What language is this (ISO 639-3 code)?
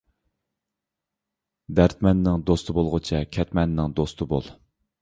uig